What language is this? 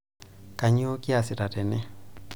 Masai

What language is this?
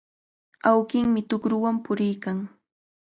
Cajatambo North Lima Quechua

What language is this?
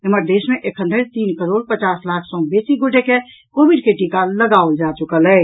Maithili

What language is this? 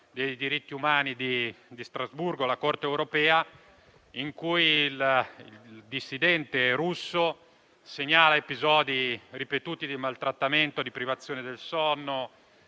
Italian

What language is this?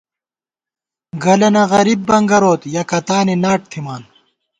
Gawar-Bati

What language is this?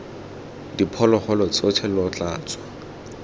Tswana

